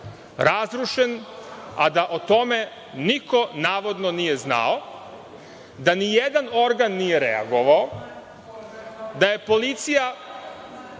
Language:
Serbian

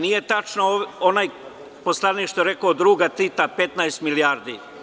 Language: Serbian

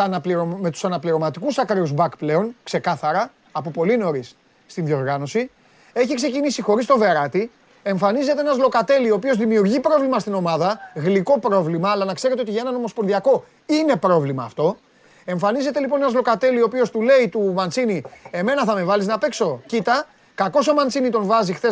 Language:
Greek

